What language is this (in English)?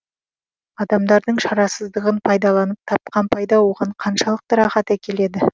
Kazakh